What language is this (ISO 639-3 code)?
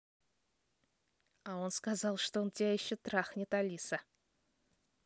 rus